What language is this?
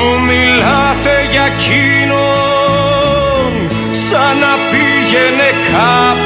Greek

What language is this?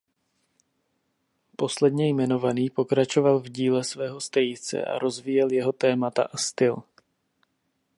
Czech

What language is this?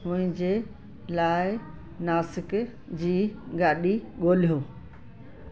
Sindhi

